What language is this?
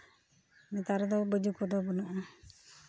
Santali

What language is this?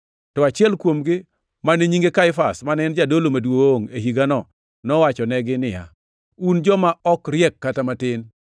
Luo (Kenya and Tanzania)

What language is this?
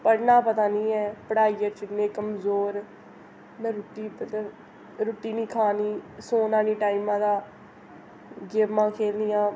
Dogri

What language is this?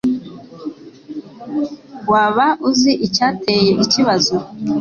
Kinyarwanda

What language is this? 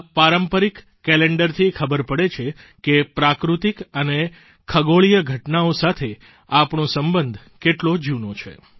Gujarati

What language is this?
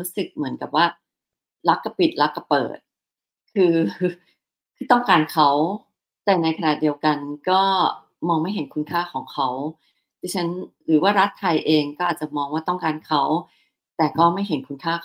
Thai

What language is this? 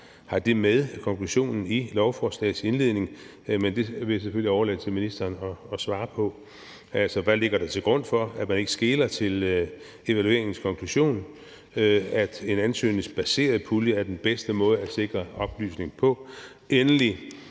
Danish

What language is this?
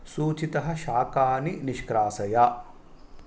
Sanskrit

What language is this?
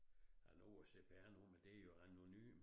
Danish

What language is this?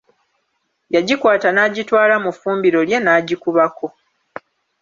Ganda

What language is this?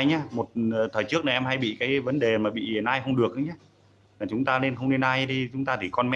Vietnamese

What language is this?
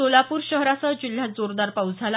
Marathi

